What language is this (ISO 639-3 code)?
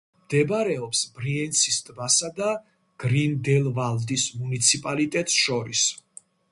kat